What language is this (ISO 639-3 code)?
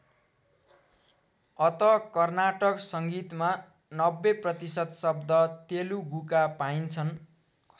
nep